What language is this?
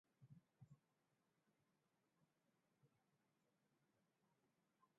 Swahili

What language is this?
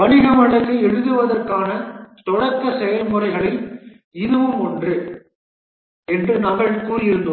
Tamil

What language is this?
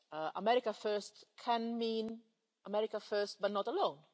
English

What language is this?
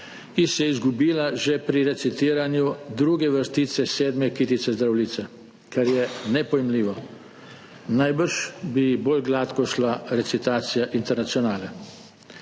Slovenian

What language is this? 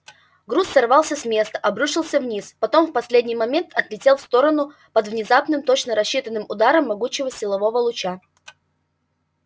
Russian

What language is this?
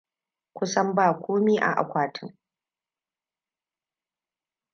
Hausa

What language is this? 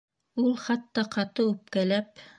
Bashkir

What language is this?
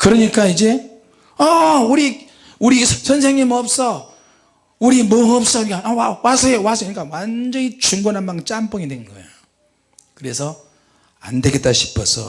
Korean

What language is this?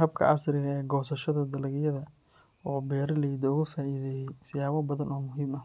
Somali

